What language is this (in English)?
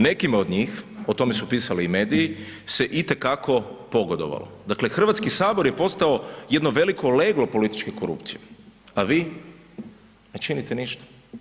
Croatian